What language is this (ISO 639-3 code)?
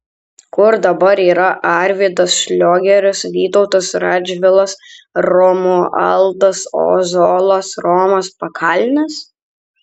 lit